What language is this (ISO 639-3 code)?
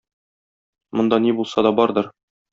tat